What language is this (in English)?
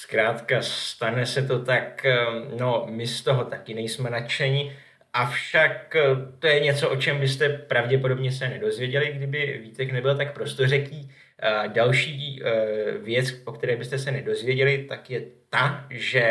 Czech